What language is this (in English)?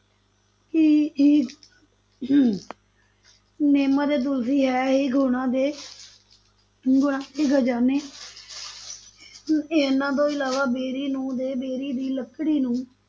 Punjabi